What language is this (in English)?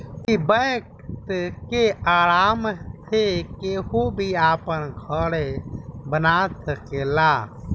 Bhojpuri